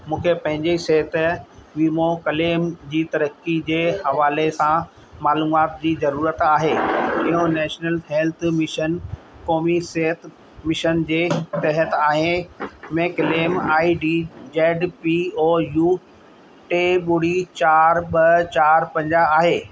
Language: Sindhi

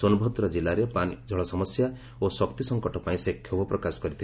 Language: Odia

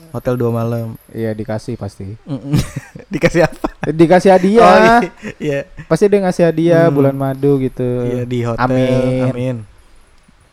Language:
Indonesian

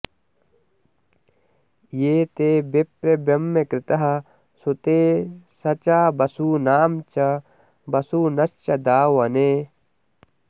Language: Sanskrit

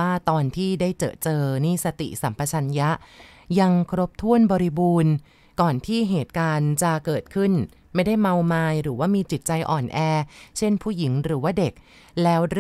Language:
Thai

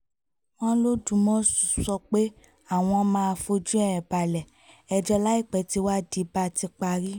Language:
Yoruba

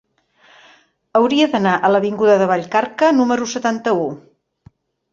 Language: Catalan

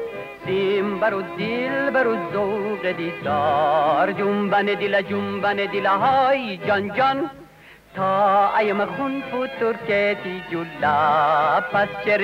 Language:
Persian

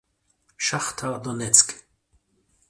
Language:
German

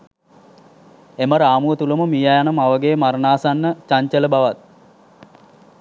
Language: Sinhala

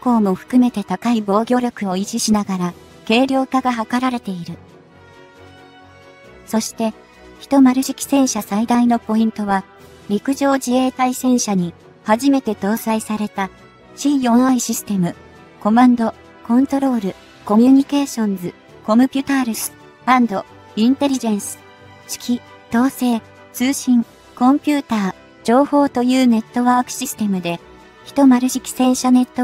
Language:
Japanese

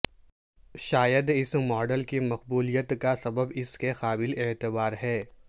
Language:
Urdu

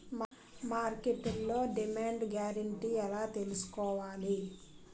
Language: Telugu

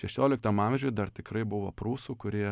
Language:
Lithuanian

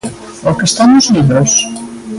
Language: Galician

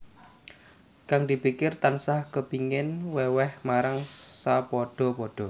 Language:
Javanese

